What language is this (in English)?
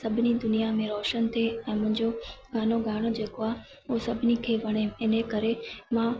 Sindhi